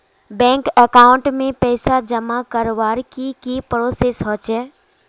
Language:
Magahi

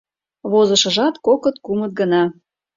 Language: Mari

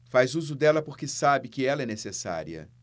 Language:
Portuguese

